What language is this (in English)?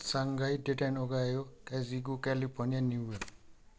Nepali